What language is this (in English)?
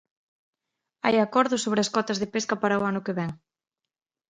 Galician